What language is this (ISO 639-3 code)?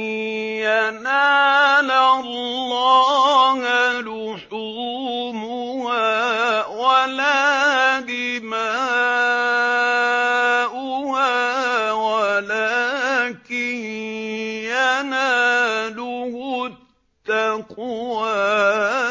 ara